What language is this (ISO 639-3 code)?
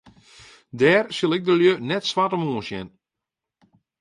fry